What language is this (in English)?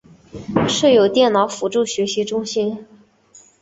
Chinese